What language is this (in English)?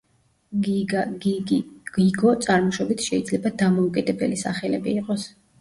Georgian